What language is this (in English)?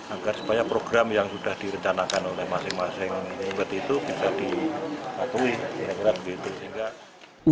Indonesian